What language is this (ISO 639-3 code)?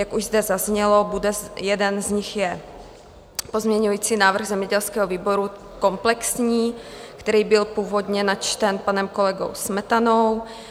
ces